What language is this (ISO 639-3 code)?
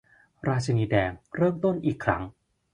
tha